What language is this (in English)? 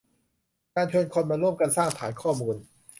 Thai